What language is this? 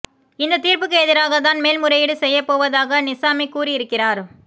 Tamil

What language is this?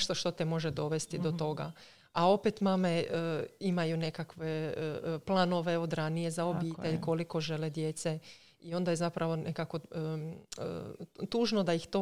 Croatian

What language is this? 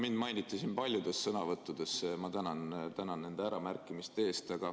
Estonian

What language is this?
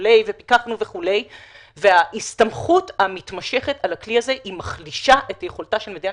Hebrew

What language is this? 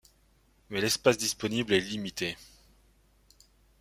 French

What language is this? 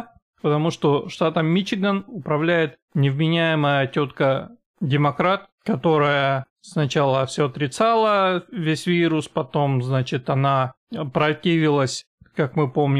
Russian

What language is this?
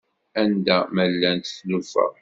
Kabyle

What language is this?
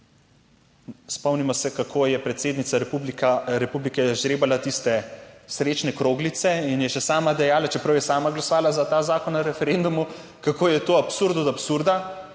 Slovenian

